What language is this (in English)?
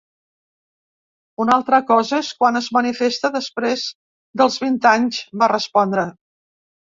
Catalan